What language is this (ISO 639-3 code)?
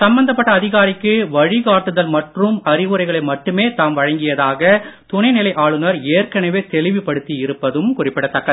tam